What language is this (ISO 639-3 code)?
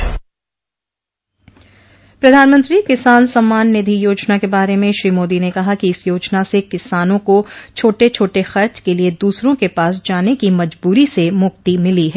hin